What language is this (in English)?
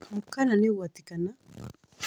Kikuyu